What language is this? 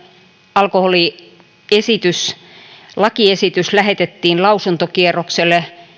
Finnish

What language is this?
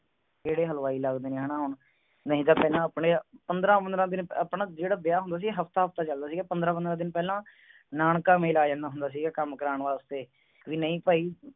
Punjabi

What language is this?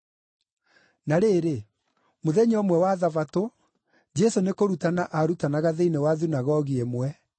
Kikuyu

